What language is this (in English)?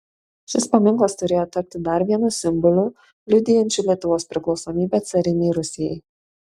Lithuanian